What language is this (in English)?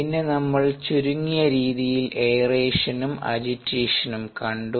Malayalam